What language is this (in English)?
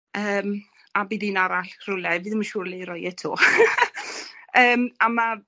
Welsh